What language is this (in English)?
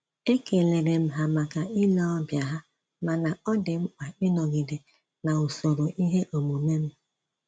Igbo